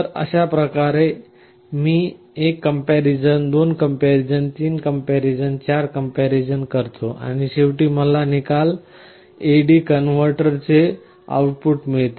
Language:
Marathi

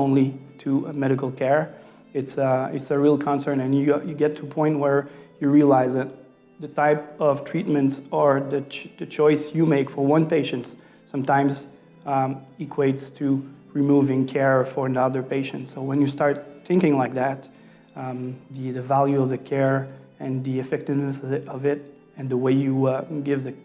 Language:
English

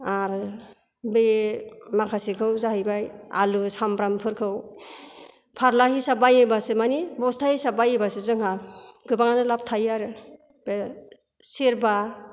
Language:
Bodo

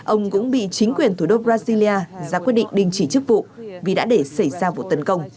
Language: Vietnamese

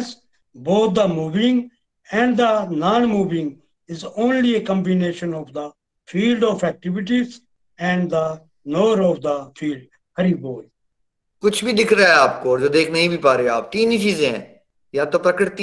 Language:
Hindi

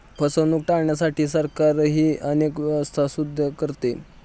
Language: Marathi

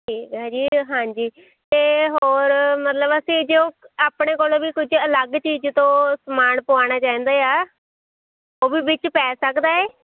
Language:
Punjabi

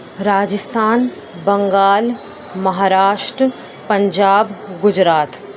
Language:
Urdu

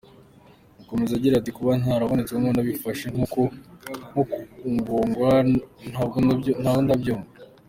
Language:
Kinyarwanda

